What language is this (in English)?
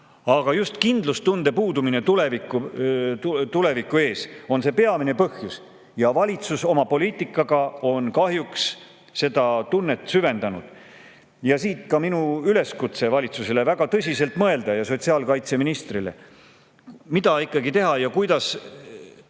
Estonian